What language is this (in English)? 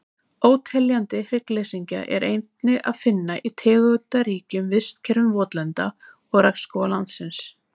Icelandic